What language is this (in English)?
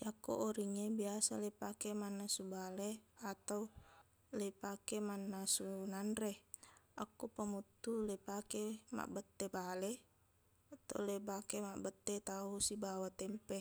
Buginese